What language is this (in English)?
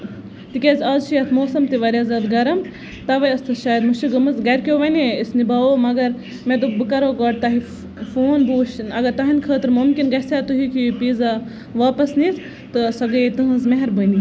Kashmiri